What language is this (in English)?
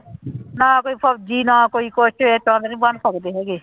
Punjabi